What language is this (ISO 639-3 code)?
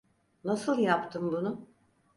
tur